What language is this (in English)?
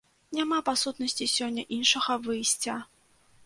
Belarusian